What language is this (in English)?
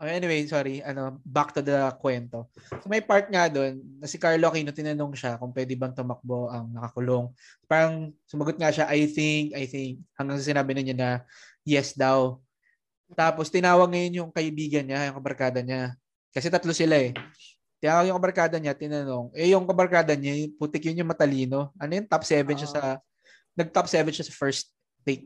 Filipino